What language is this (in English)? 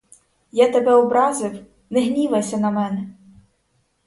Ukrainian